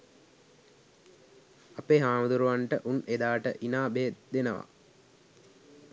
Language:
Sinhala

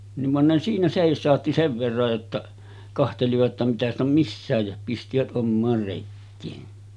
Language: Finnish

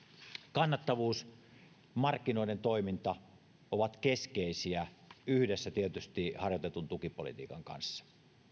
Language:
Finnish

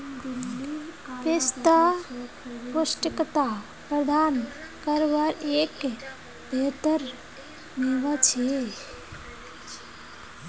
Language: Magahi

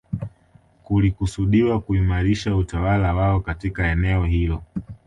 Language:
Swahili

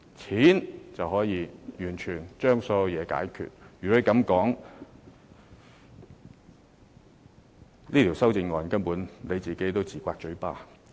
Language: Cantonese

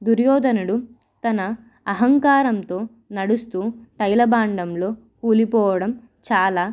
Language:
Telugu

